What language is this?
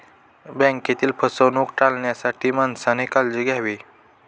Marathi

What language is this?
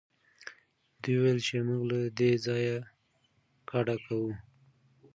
Pashto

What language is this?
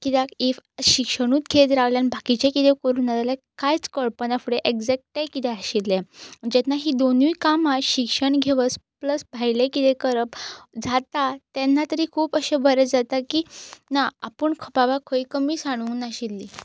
Konkani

